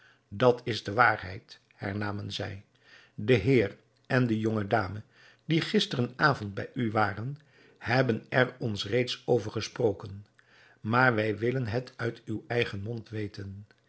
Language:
Dutch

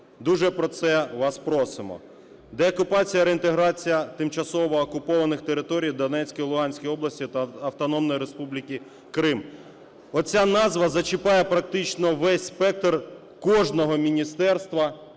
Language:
Ukrainian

